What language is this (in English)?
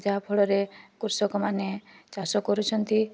Odia